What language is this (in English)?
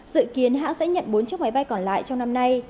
Vietnamese